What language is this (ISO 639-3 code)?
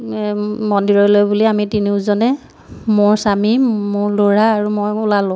asm